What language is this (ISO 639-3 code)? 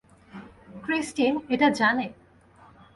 ben